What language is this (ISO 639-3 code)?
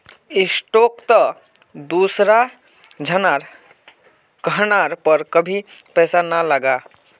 mag